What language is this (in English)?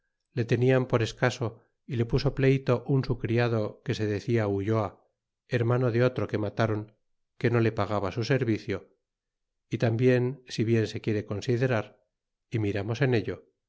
Spanish